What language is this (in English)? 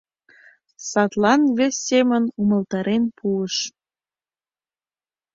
Mari